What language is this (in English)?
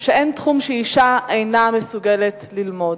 Hebrew